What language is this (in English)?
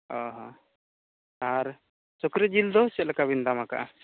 Santali